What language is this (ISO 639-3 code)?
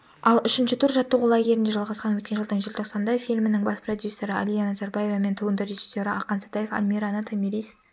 kaz